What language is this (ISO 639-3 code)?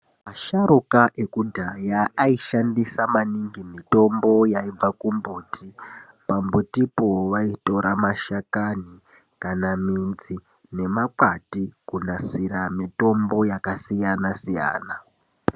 ndc